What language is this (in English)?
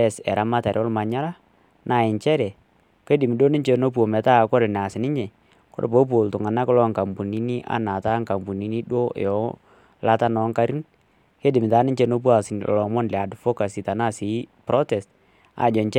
Masai